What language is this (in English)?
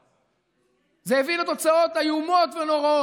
Hebrew